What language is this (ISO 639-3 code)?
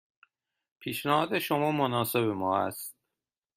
fas